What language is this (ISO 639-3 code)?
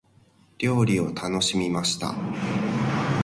jpn